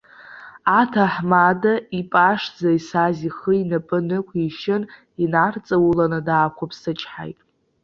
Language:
Abkhazian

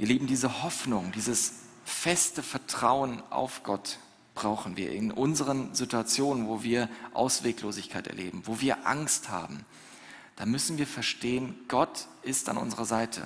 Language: German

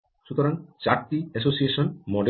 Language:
Bangla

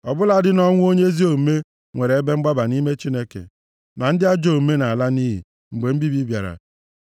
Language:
Igbo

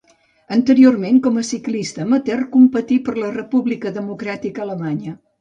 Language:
Catalan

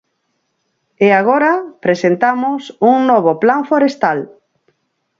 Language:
Galician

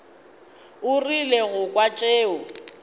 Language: Northern Sotho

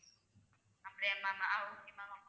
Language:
Tamil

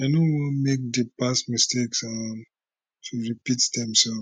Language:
Nigerian Pidgin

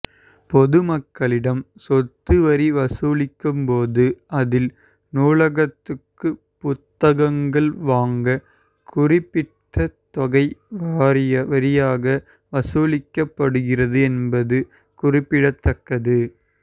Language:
Tamil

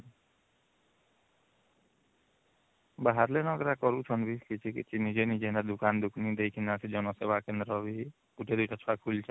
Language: Odia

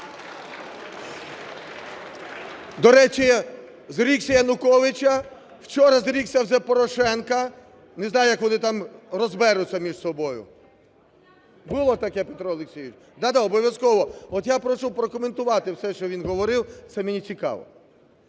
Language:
Ukrainian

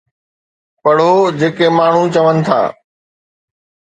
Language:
Sindhi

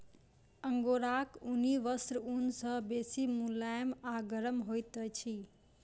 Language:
Maithili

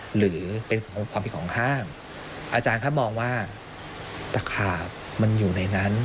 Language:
Thai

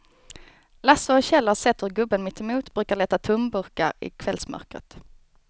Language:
Swedish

